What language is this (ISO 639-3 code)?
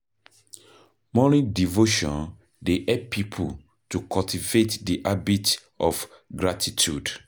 pcm